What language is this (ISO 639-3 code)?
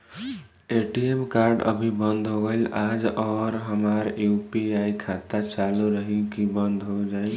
bho